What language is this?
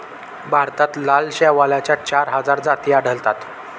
Marathi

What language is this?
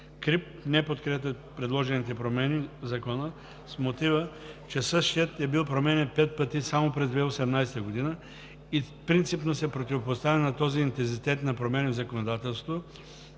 Bulgarian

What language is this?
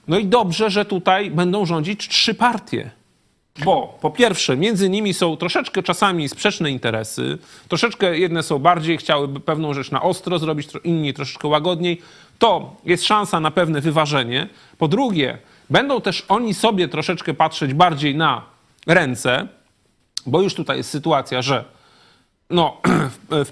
Polish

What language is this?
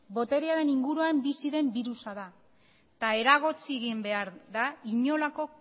Basque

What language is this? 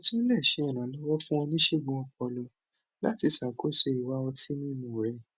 Yoruba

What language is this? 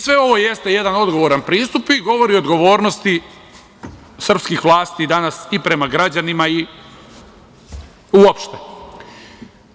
Serbian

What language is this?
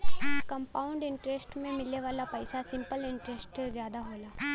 Bhojpuri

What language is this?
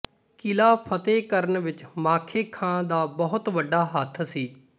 Punjabi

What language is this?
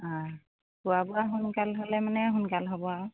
Assamese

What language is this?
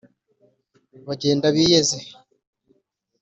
Kinyarwanda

